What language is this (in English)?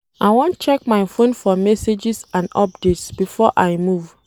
Nigerian Pidgin